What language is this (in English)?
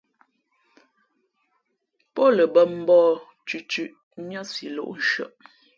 Fe'fe'